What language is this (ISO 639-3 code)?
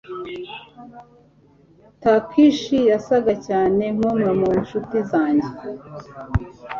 kin